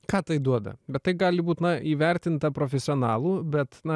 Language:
Lithuanian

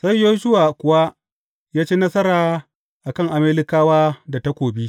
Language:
Hausa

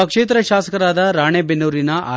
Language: Kannada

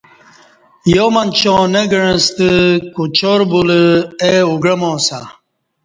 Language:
Kati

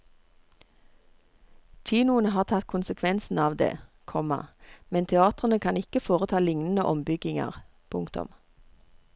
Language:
Norwegian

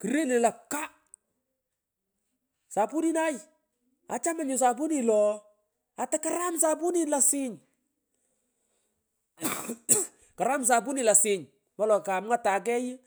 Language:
Pökoot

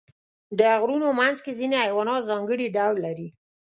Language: Pashto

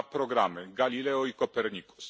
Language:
Polish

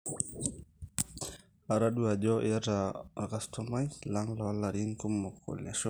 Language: Masai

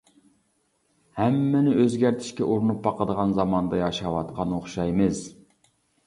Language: Uyghur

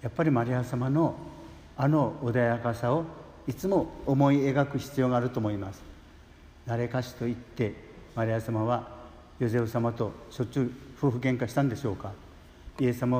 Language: Japanese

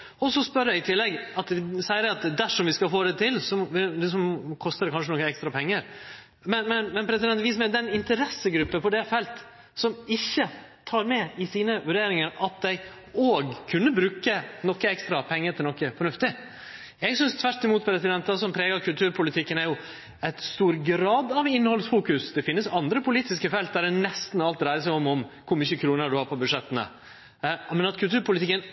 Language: Norwegian Nynorsk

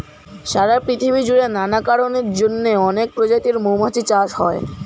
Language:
Bangla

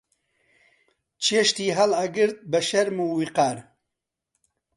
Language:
Central Kurdish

